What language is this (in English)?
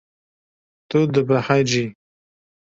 Kurdish